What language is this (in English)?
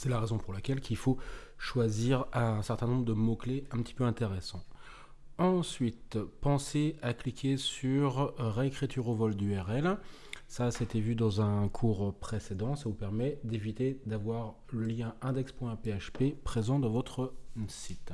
French